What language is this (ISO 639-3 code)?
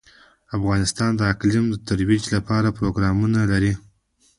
pus